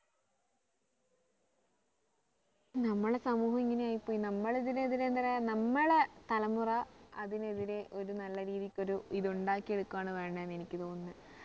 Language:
Malayalam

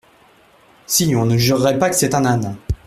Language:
French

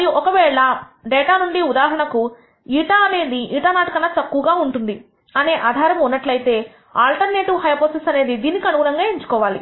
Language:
Telugu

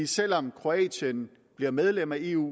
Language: Danish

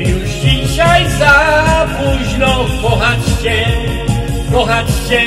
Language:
Polish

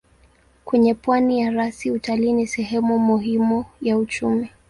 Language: Swahili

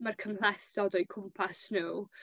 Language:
Welsh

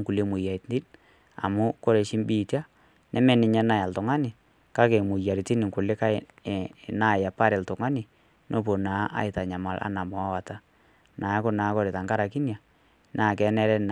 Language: Masai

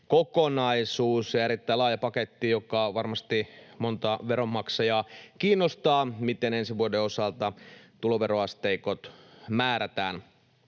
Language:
Finnish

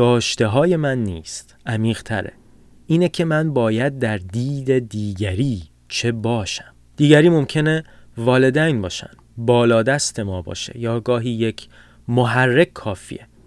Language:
Persian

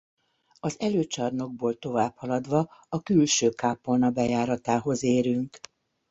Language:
Hungarian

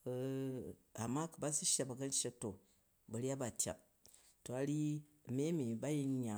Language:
Jju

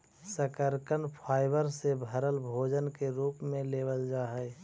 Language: Magahi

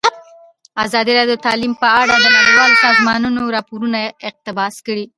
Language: Pashto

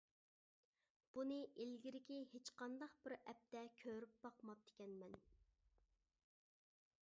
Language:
Uyghur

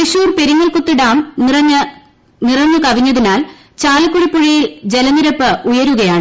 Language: Malayalam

